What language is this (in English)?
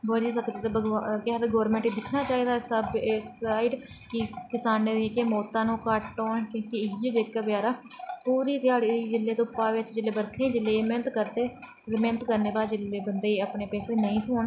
Dogri